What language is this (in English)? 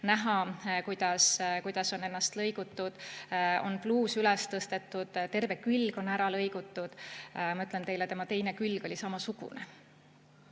Estonian